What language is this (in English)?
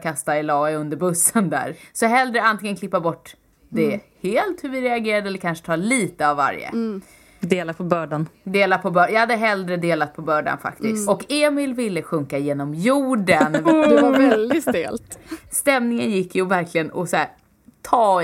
Swedish